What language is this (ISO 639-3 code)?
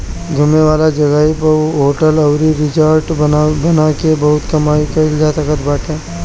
bho